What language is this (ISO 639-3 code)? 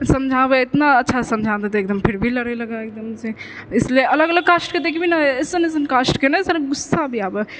mai